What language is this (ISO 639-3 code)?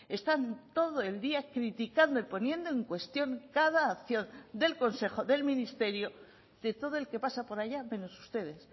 spa